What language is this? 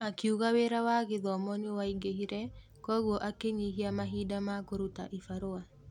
Kikuyu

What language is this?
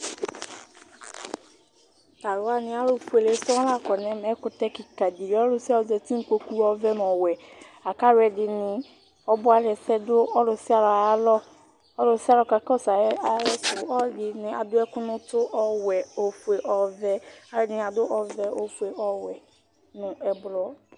Ikposo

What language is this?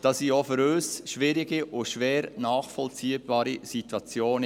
Swiss German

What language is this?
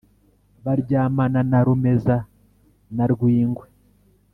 Kinyarwanda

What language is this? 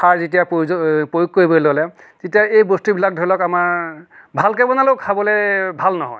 Assamese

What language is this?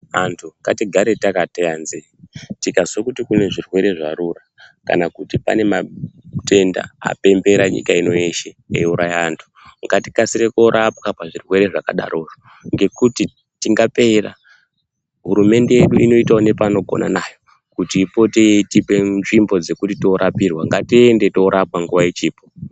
Ndau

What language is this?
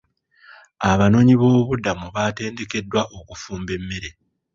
Ganda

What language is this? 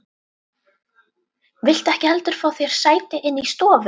Icelandic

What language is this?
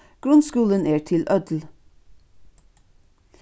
Faroese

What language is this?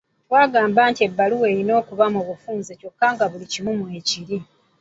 Ganda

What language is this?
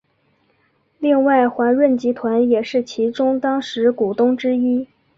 Chinese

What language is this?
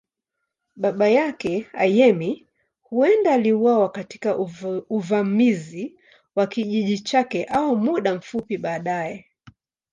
Swahili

